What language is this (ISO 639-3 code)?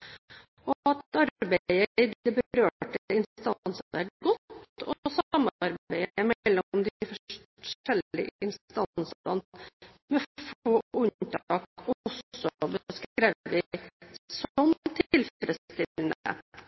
nob